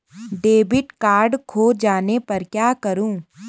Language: Hindi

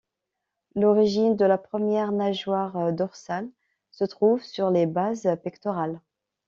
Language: French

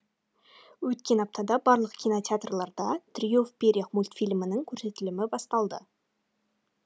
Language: Kazakh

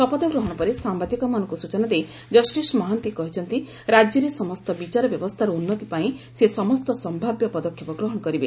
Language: Odia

